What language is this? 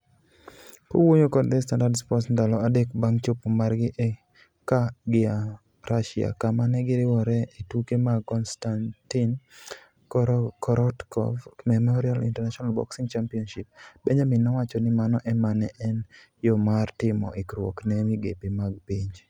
Luo (Kenya and Tanzania)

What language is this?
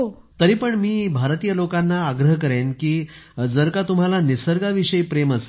Marathi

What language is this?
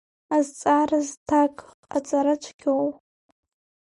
Abkhazian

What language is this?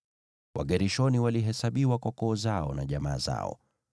Swahili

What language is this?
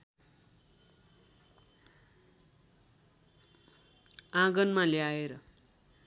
Nepali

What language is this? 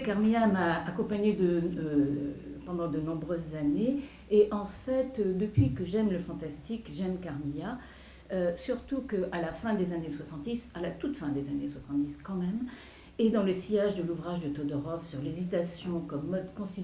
French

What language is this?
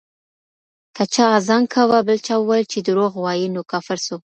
Pashto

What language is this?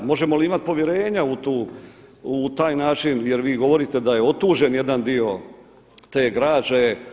Croatian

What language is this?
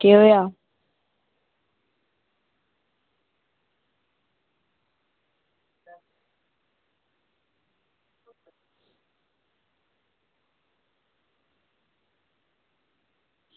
Dogri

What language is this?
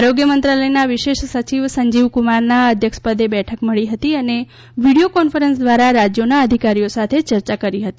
Gujarati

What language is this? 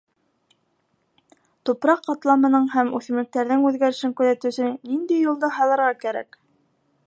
Bashkir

